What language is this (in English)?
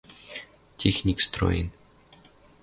Western Mari